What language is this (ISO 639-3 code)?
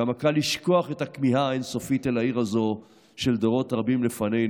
heb